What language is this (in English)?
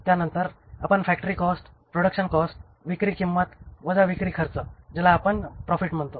Marathi